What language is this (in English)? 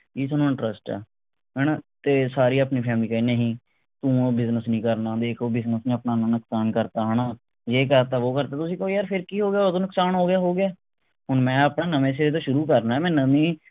Punjabi